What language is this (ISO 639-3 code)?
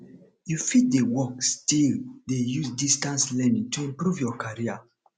pcm